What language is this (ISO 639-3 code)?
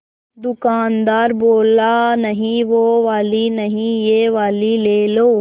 hin